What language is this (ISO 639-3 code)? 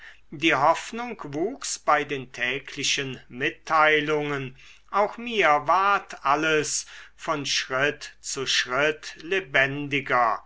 deu